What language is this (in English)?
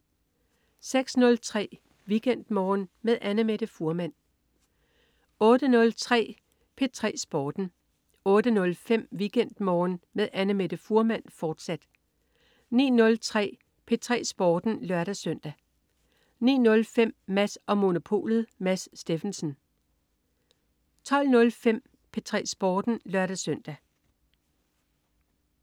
Danish